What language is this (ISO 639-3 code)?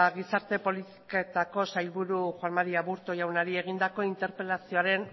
eus